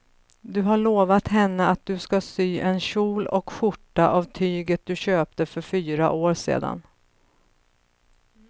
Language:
Swedish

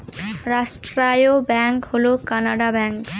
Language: Bangla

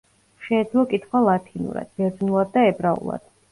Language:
Georgian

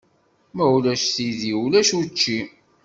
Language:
Kabyle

